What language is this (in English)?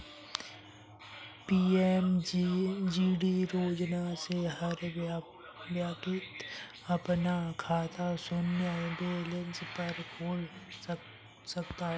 Hindi